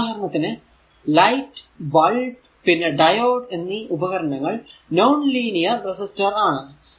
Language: Malayalam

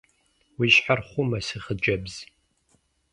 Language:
Kabardian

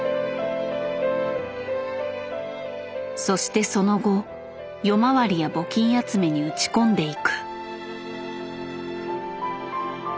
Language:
Japanese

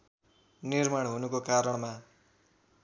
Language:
Nepali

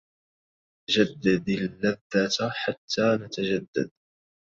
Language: Arabic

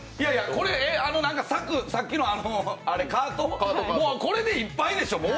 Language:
Japanese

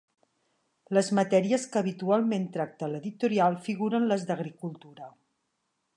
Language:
Catalan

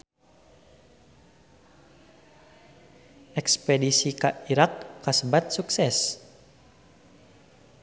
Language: Sundanese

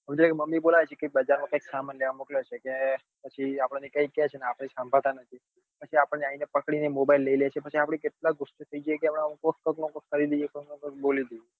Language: Gujarati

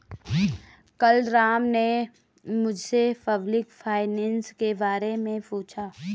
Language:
Hindi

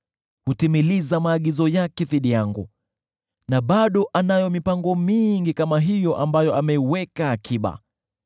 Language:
Swahili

